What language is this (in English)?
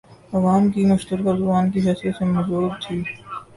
Urdu